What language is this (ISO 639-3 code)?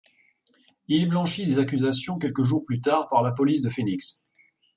fra